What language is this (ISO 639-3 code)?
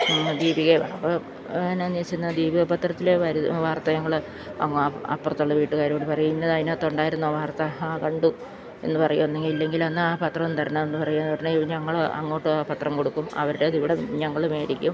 mal